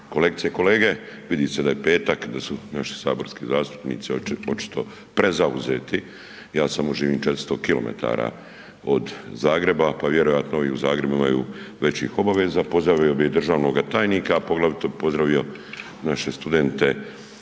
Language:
Croatian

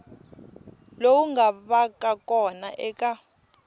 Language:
Tsonga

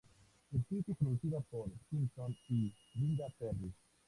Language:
Spanish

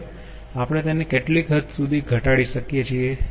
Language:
Gujarati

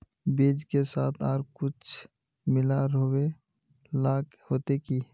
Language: Magahi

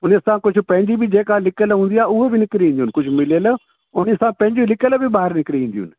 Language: Sindhi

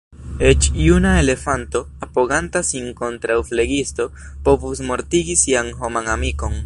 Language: Esperanto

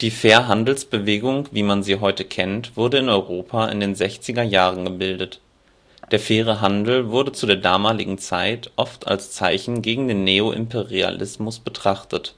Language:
German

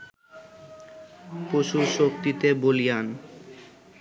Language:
Bangla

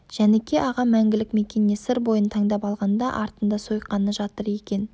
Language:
Kazakh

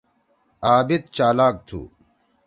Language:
Torwali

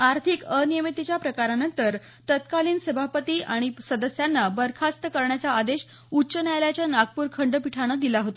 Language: Marathi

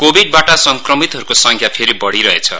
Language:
Nepali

